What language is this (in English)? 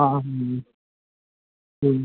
Dogri